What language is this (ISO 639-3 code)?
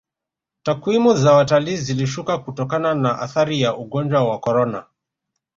swa